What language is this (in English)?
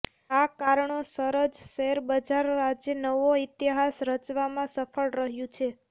Gujarati